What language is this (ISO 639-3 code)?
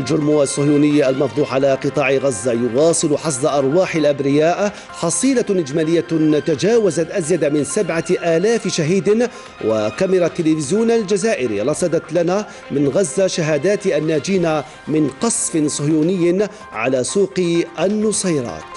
ara